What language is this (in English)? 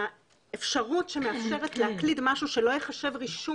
Hebrew